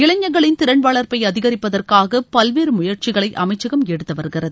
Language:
Tamil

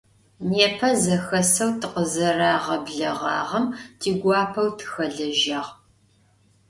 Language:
Adyghe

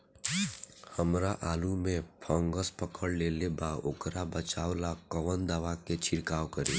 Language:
Bhojpuri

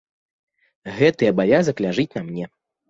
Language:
Belarusian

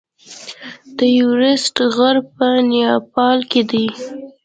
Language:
Pashto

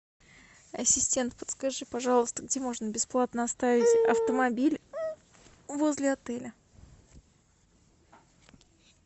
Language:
Russian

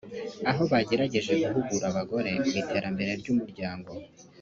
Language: Kinyarwanda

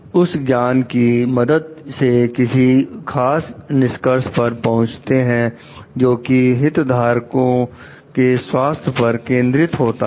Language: Hindi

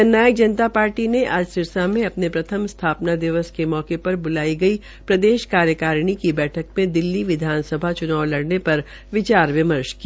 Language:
Hindi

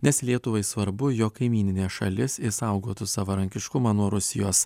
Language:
Lithuanian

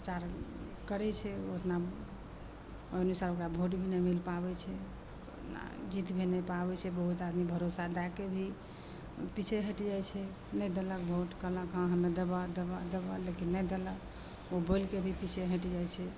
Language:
Maithili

